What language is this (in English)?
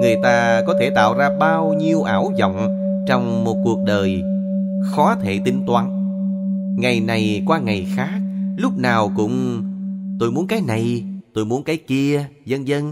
Vietnamese